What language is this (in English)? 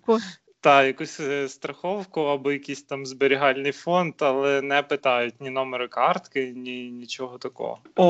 Ukrainian